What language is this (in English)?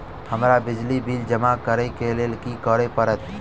Maithili